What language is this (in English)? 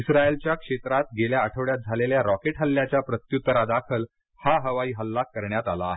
Marathi